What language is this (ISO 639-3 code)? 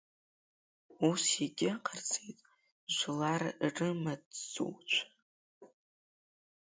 abk